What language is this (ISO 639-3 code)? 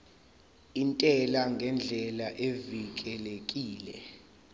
zul